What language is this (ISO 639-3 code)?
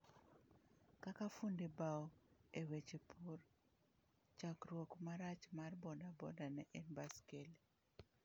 luo